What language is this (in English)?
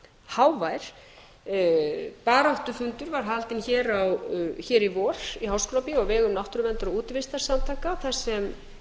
Icelandic